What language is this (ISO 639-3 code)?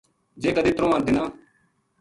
gju